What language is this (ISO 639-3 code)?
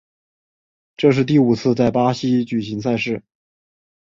zho